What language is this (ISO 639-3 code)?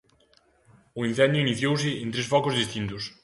glg